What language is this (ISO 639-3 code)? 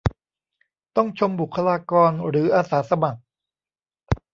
tha